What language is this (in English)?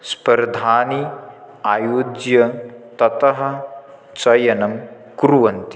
Sanskrit